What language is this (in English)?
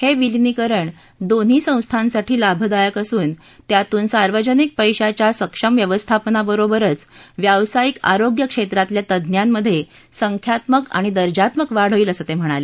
Marathi